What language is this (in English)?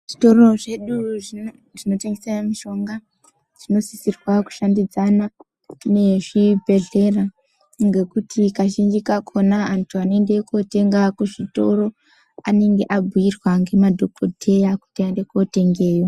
Ndau